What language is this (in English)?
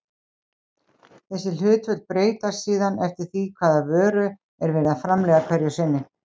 Icelandic